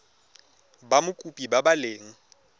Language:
Tswana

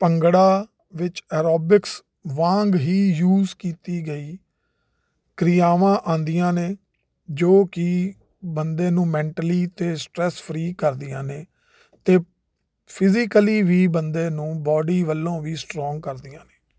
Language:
Punjabi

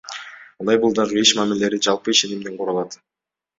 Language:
Kyrgyz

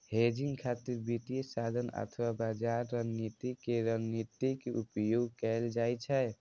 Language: Maithili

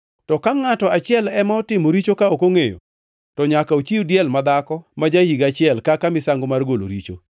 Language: Luo (Kenya and Tanzania)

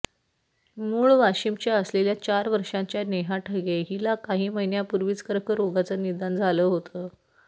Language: Marathi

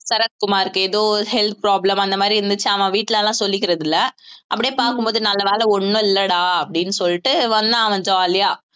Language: Tamil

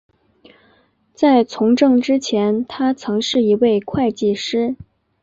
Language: Chinese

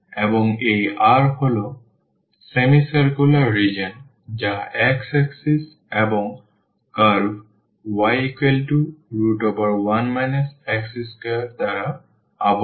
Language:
Bangla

